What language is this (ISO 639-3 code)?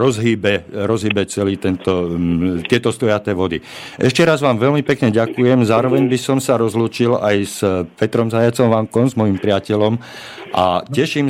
slk